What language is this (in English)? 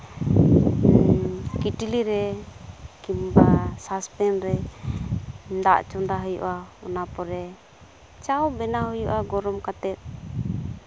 Santali